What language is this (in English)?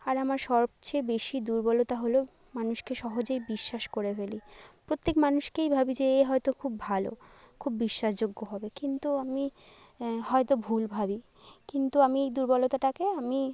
Bangla